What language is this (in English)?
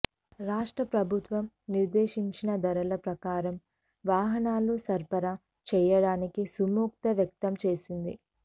Telugu